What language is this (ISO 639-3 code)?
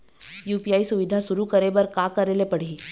hne